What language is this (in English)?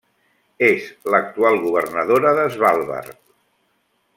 Catalan